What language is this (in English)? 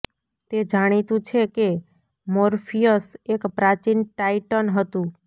Gujarati